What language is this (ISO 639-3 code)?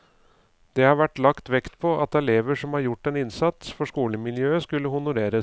nor